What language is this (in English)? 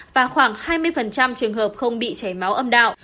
Vietnamese